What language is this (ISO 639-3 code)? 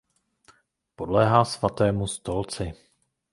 ces